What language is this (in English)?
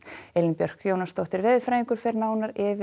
Icelandic